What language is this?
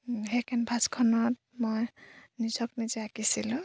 Assamese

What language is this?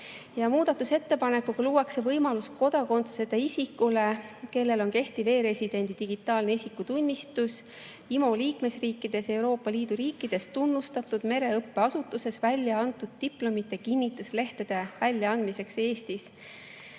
Estonian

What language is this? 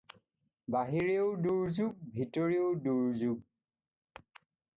Assamese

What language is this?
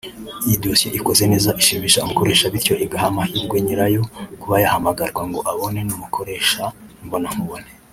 Kinyarwanda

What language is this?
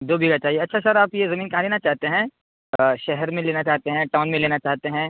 Urdu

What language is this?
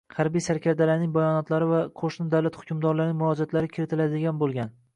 Uzbek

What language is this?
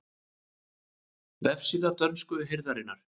Icelandic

